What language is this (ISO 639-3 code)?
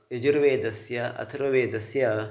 san